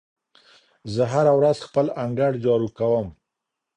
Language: Pashto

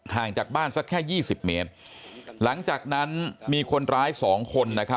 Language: Thai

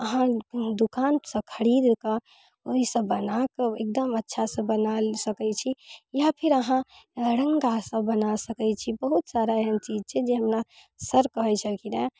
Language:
Maithili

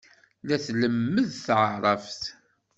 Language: Kabyle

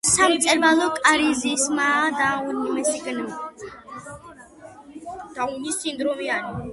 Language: Georgian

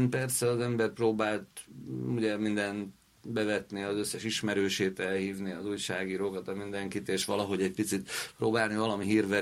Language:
Hungarian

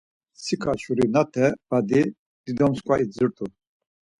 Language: Laz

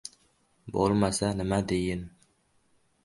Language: Uzbek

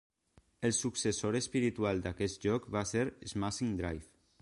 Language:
Catalan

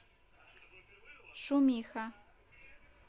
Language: Russian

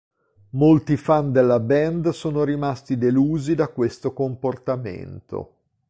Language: Italian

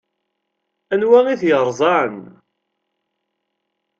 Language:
Kabyle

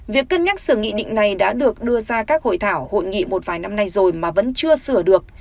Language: Vietnamese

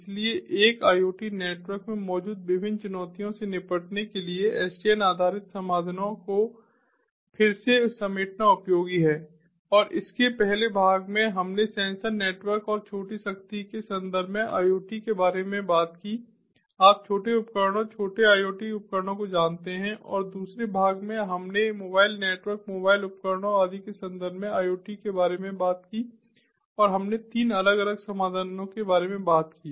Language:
Hindi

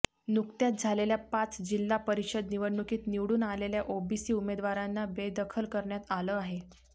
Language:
Marathi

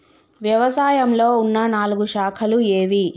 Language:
Telugu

